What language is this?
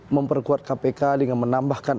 Indonesian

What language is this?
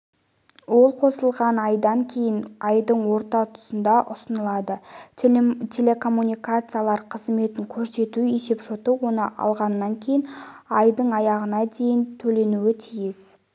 Kazakh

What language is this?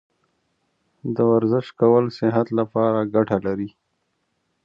Pashto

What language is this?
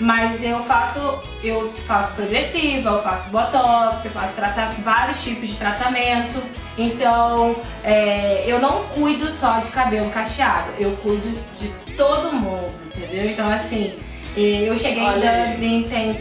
Portuguese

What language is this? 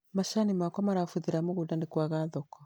Kikuyu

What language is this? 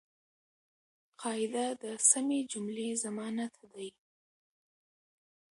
Pashto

